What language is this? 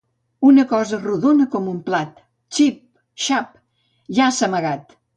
Catalan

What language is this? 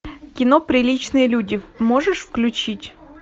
Russian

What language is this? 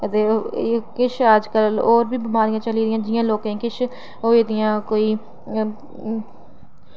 Dogri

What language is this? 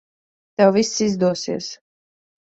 Latvian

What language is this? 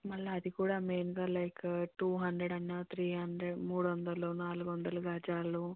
Telugu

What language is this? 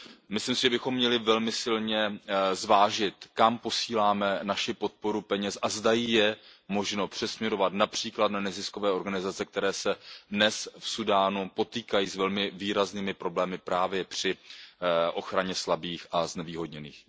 Czech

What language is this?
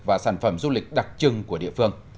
Vietnamese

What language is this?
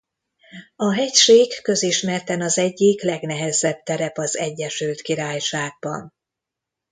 Hungarian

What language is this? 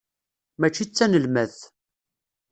Kabyle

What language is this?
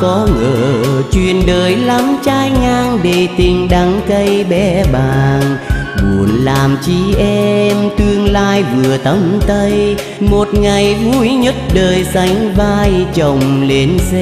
Vietnamese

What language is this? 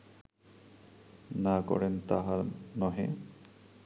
Bangla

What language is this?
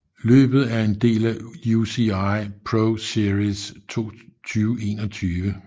Danish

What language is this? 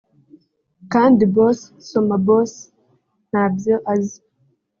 Kinyarwanda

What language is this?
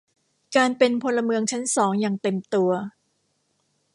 Thai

